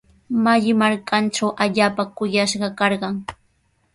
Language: Sihuas Ancash Quechua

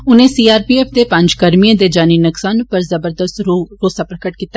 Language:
Dogri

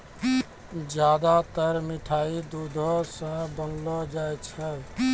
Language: Maithili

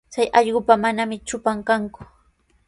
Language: Sihuas Ancash Quechua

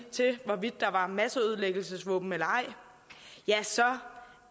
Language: Danish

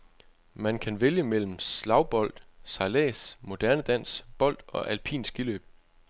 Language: Danish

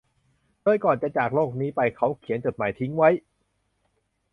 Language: Thai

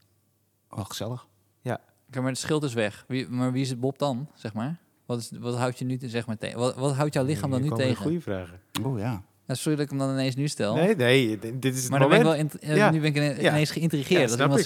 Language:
Dutch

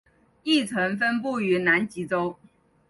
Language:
Chinese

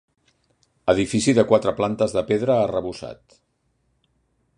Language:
Catalan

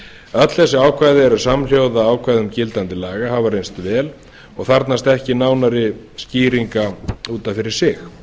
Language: Icelandic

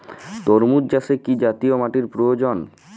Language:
Bangla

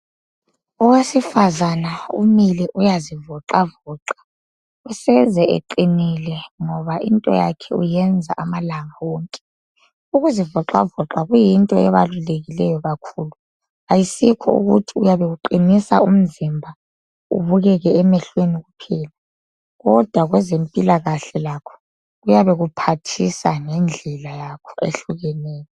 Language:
North Ndebele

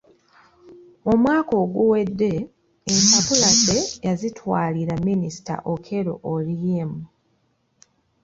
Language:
Ganda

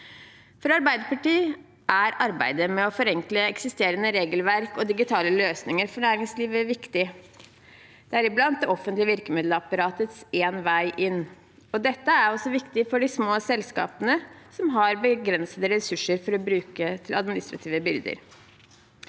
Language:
Norwegian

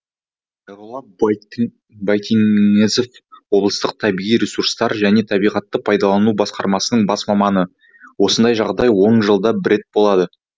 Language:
Kazakh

